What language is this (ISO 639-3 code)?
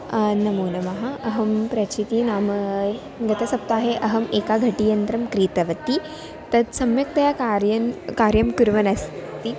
san